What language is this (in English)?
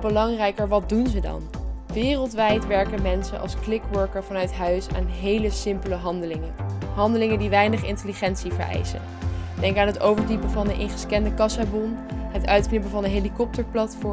Dutch